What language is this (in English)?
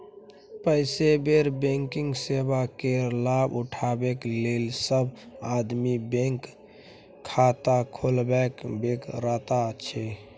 Maithili